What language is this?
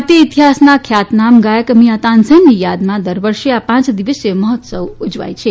Gujarati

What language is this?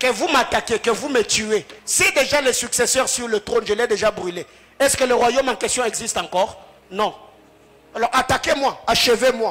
French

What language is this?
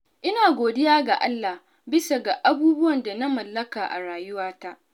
Hausa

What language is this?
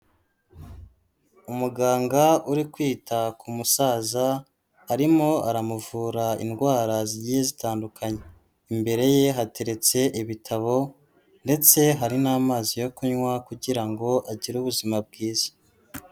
Kinyarwanda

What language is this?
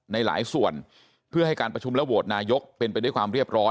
Thai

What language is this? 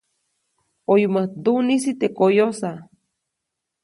Copainalá Zoque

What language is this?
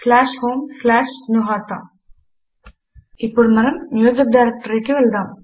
Telugu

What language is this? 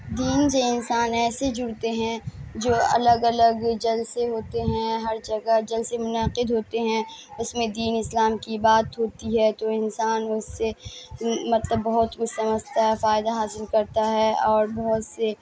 Urdu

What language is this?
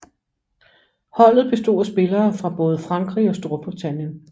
Danish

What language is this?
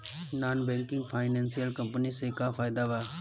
Bhojpuri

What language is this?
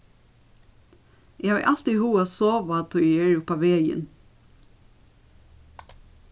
Faroese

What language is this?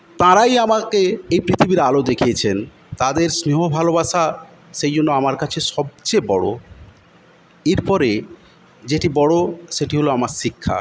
Bangla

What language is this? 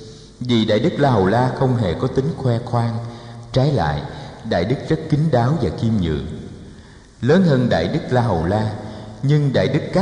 Vietnamese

